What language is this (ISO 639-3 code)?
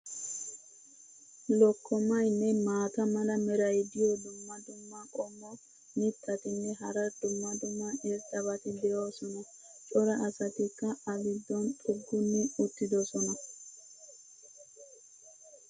wal